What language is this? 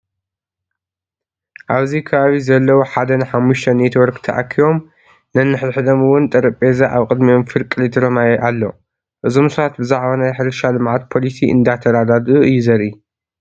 Tigrinya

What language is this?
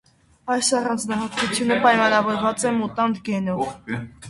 Armenian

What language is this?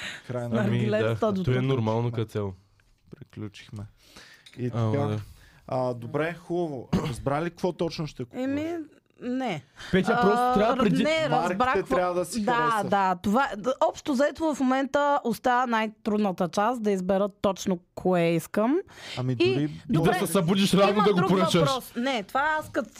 Bulgarian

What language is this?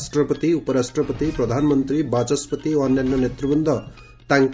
Odia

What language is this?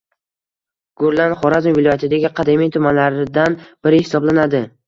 Uzbek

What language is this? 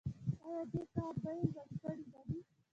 Pashto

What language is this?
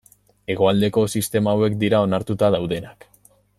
Basque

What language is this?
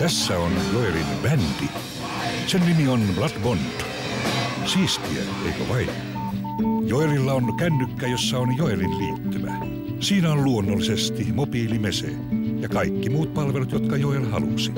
Finnish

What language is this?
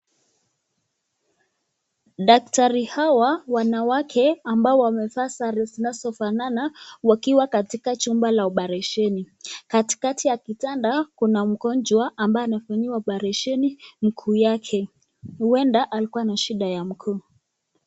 Swahili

